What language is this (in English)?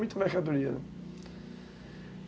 Portuguese